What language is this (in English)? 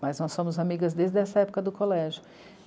Portuguese